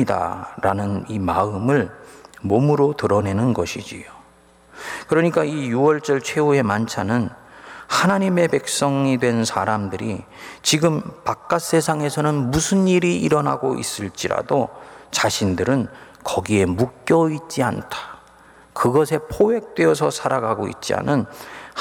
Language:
Korean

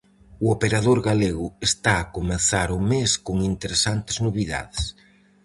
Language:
Galician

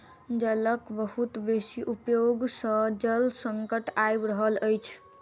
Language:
Maithili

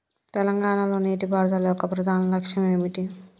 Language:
Telugu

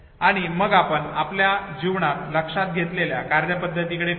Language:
Marathi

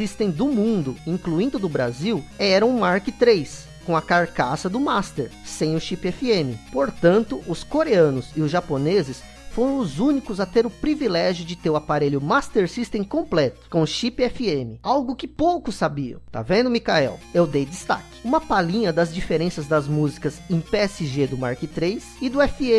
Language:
Portuguese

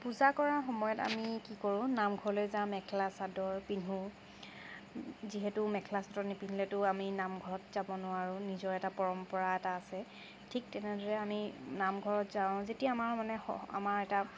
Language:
Assamese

